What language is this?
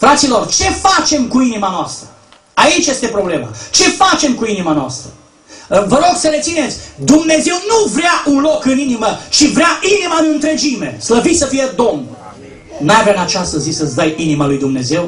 Romanian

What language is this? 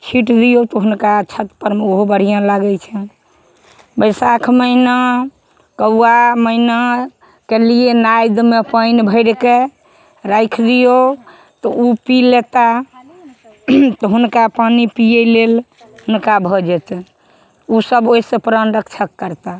Maithili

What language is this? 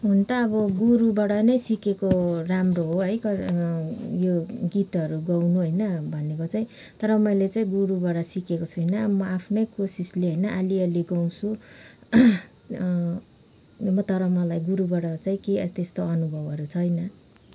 Nepali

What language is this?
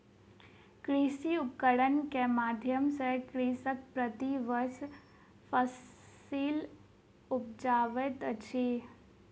Maithili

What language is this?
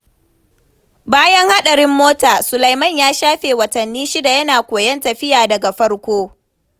Hausa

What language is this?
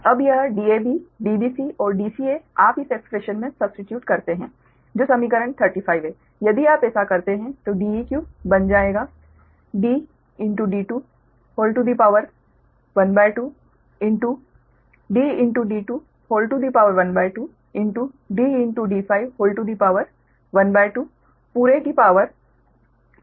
Hindi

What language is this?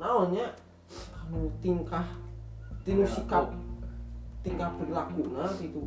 Indonesian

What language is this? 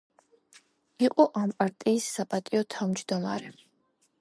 Georgian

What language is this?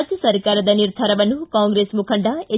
Kannada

